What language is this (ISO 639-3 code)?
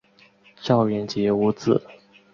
zho